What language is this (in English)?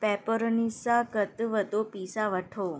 Sindhi